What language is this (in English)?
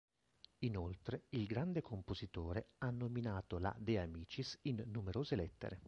Italian